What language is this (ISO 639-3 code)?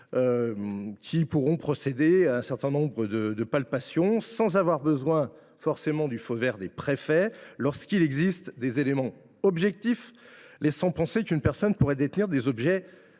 fra